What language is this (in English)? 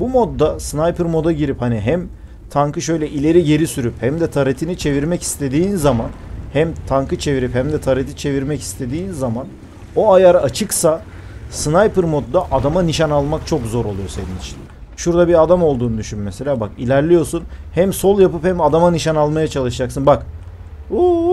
Turkish